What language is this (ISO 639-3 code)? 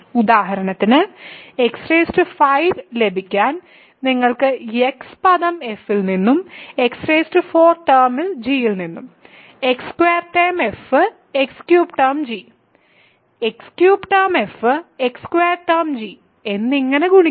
mal